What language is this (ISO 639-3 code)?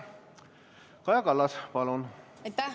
est